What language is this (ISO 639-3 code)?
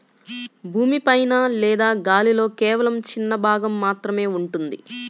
tel